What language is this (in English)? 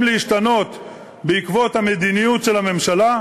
Hebrew